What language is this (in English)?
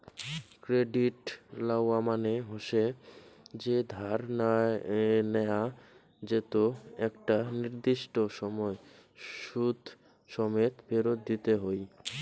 Bangla